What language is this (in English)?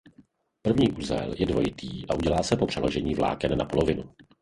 Czech